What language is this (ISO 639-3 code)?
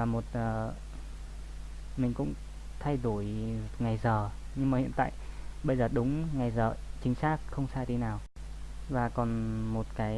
vie